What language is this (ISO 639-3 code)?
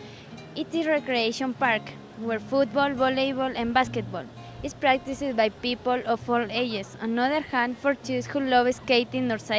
eng